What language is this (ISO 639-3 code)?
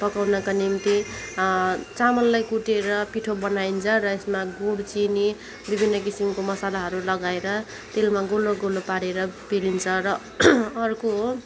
nep